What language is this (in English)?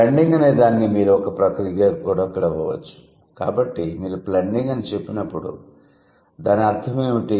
Telugu